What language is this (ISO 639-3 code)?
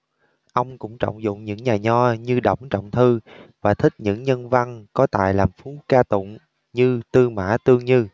vie